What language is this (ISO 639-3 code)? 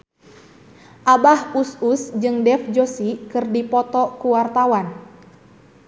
sun